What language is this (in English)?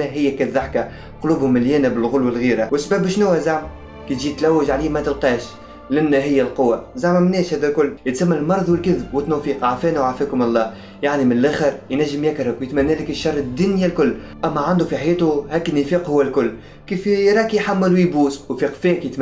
Arabic